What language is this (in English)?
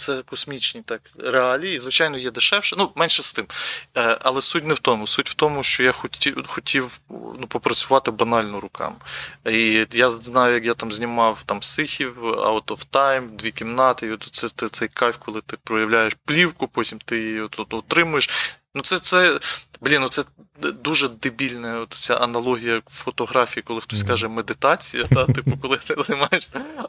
Ukrainian